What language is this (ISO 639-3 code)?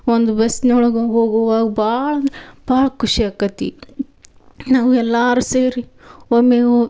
kan